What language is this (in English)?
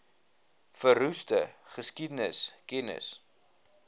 Afrikaans